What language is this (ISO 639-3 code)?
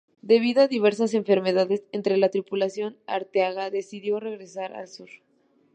spa